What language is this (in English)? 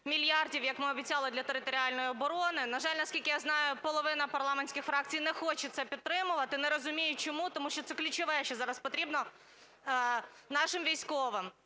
Ukrainian